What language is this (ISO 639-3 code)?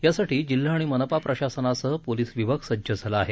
mar